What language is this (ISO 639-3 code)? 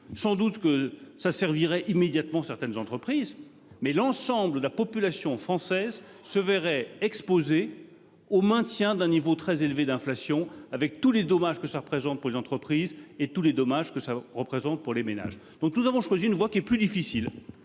fra